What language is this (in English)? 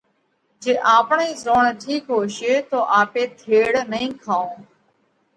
Parkari Koli